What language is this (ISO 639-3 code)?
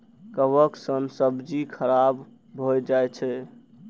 mai